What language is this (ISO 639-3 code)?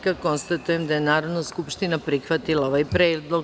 srp